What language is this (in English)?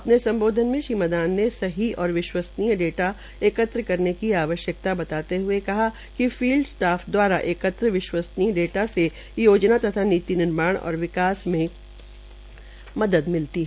Hindi